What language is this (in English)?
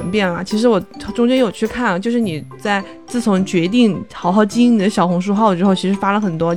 Chinese